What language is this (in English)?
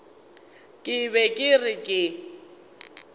Northern Sotho